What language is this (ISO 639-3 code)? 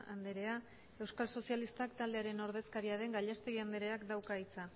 eus